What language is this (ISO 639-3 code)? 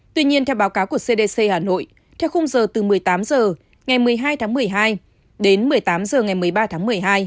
vie